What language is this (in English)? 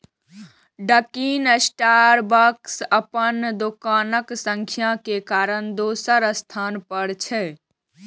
Maithili